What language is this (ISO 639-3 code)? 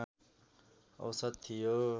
nep